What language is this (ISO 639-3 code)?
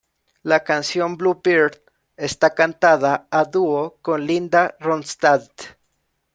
spa